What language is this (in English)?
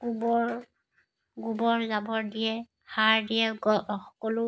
Assamese